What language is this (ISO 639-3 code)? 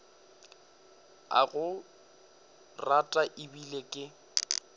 nso